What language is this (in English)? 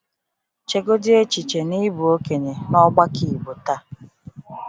Igbo